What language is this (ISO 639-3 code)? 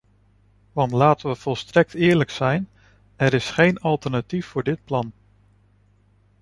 nld